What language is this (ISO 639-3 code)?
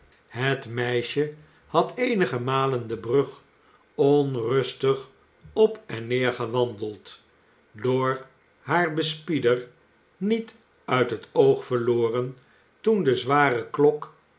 nld